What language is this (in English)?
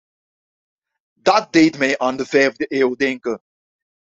Dutch